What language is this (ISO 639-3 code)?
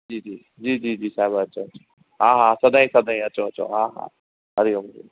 snd